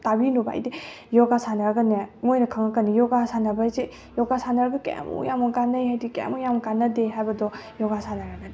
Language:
Manipuri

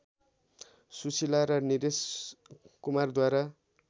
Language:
Nepali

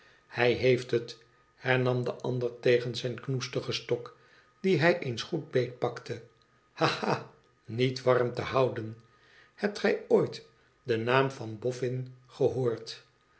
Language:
Dutch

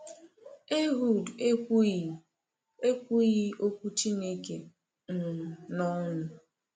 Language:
Igbo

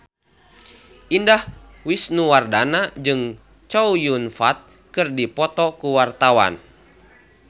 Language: Sundanese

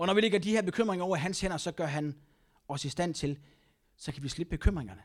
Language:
Danish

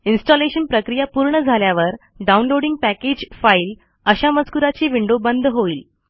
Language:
Marathi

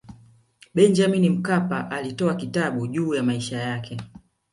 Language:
Swahili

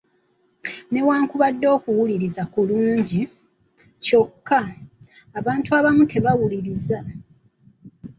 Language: Ganda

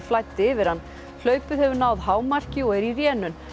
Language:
Icelandic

